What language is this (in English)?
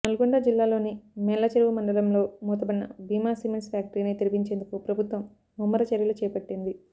Telugu